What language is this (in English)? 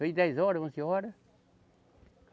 Portuguese